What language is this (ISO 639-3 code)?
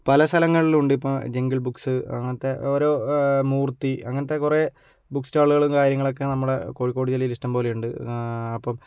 mal